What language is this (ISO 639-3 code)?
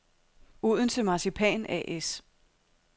dan